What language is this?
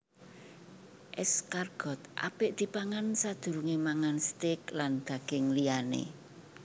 Javanese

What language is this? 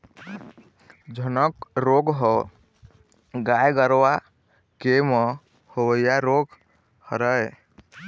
Chhattisgarhi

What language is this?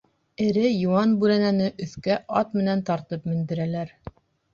Bashkir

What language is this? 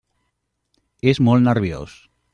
Catalan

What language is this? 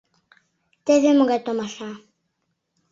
Mari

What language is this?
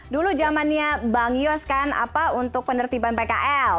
Indonesian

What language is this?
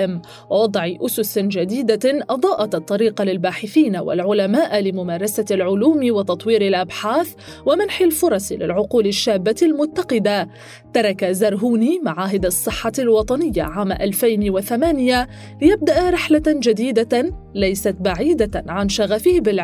Arabic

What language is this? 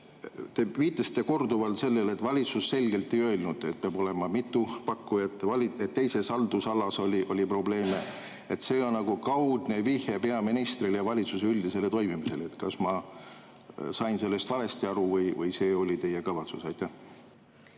Estonian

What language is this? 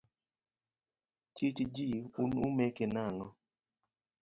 Luo (Kenya and Tanzania)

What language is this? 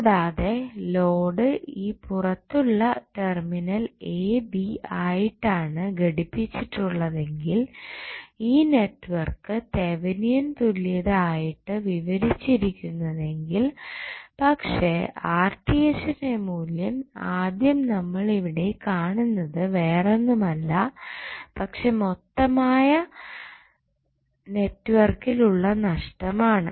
Malayalam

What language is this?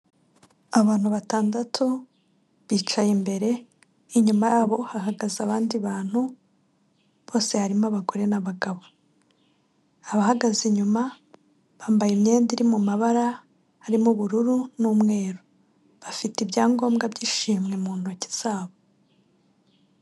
Kinyarwanda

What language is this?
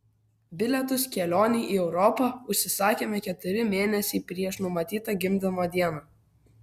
Lithuanian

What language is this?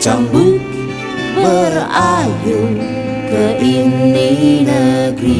Indonesian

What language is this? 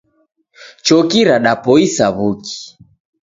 Taita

